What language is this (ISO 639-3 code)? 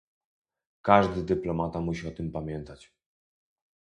pol